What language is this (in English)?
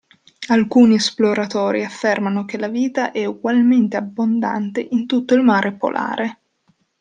Italian